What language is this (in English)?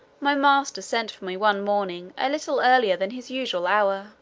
English